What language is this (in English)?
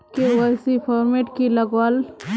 Magahi